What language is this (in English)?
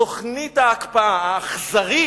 Hebrew